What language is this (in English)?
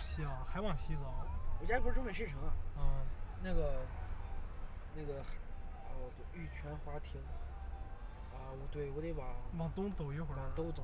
Chinese